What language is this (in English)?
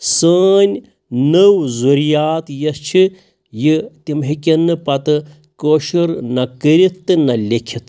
Kashmiri